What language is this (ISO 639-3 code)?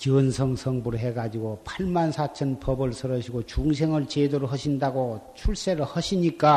kor